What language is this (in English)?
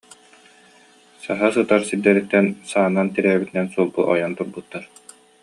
Yakut